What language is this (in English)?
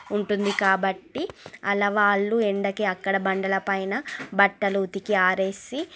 Telugu